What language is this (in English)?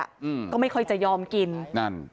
Thai